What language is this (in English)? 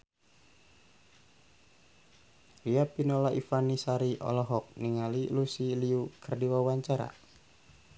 Sundanese